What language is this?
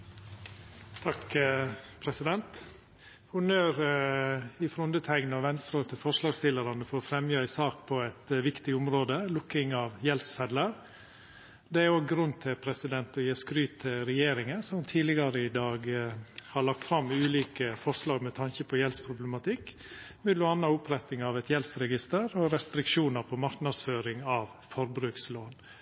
Norwegian Nynorsk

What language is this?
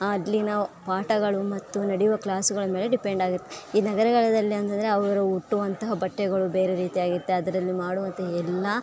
Kannada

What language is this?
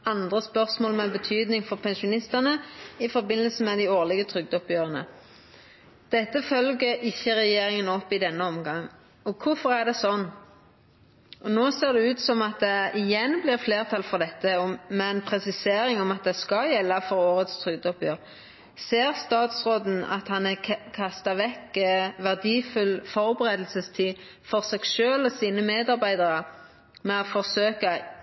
Norwegian Nynorsk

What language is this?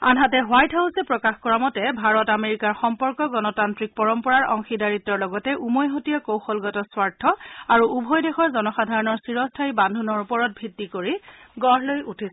Assamese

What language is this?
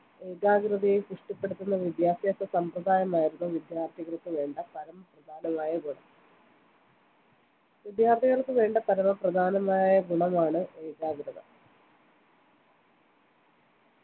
Malayalam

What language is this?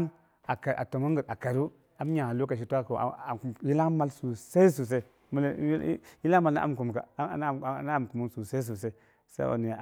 Boghom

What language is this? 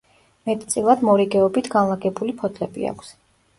Georgian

